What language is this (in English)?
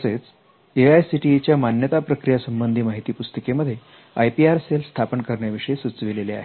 Marathi